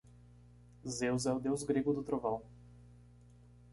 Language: Portuguese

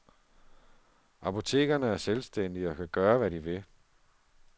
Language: Danish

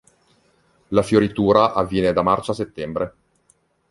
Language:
Italian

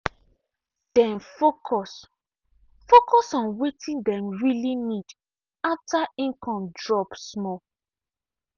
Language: Nigerian Pidgin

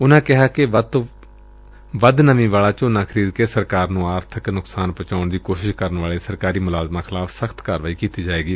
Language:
Punjabi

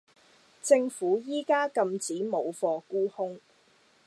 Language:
Cantonese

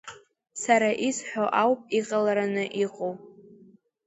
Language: Abkhazian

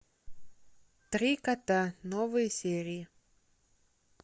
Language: Russian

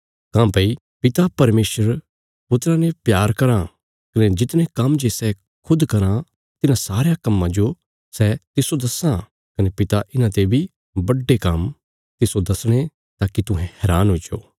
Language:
Bilaspuri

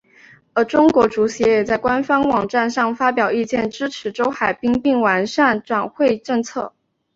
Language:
Chinese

